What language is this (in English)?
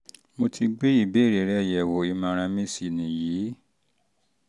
Yoruba